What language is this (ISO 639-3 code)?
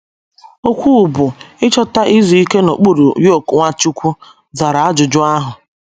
ibo